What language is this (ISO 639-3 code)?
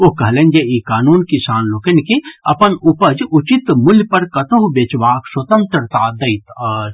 mai